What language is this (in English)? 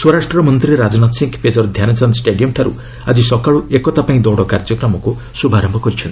Odia